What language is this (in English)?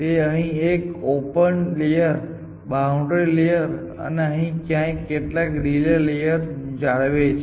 Gujarati